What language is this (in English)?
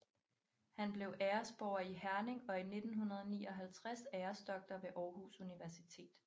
Danish